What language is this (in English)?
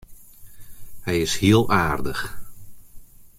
Western Frisian